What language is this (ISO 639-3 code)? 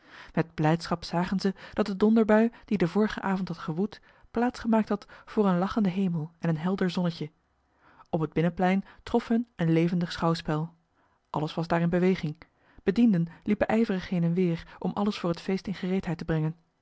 nld